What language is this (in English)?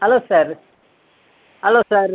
Kannada